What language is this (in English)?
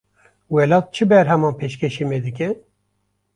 Kurdish